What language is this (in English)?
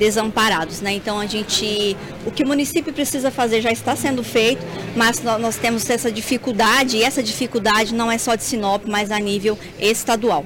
Portuguese